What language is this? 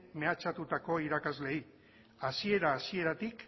Basque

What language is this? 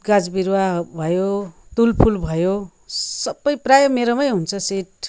Nepali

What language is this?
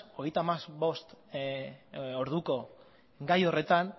Basque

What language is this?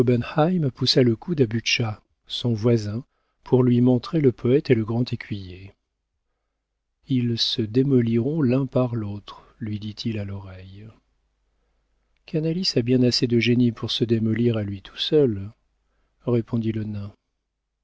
French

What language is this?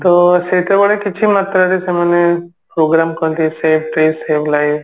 Odia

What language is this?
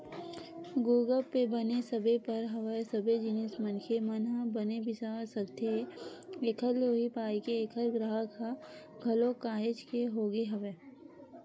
Chhattisgarhi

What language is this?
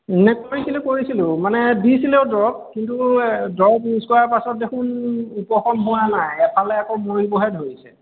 Assamese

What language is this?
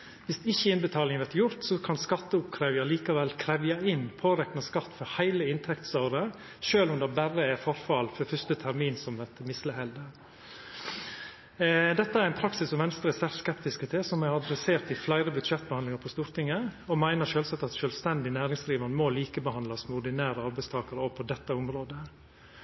Norwegian Nynorsk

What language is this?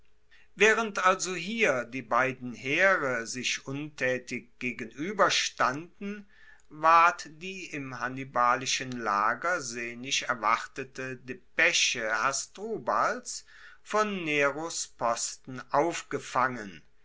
German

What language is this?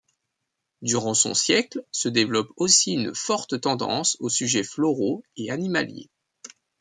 French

